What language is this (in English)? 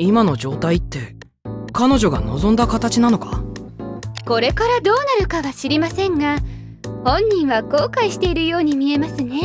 Japanese